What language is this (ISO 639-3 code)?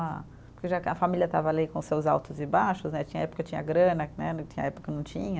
por